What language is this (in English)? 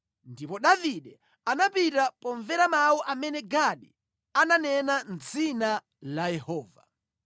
Nyanja